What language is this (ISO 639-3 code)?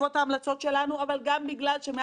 heb